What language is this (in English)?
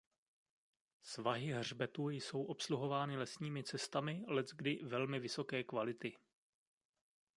Czech